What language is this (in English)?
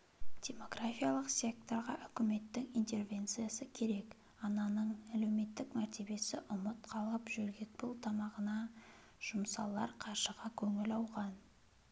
Kazakh